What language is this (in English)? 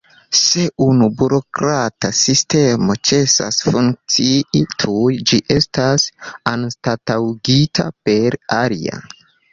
Esperanto